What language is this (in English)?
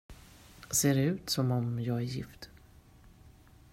Swedish